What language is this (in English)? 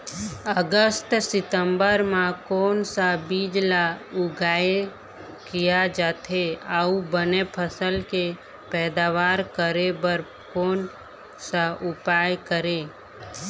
Chhattisgarhi